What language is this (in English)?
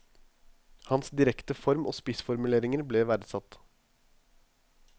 Norwegian